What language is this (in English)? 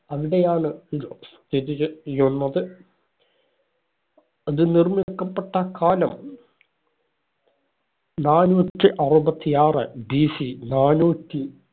Malayalam